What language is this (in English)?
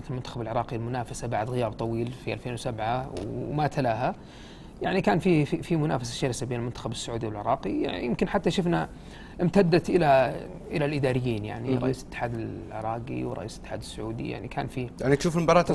Arabic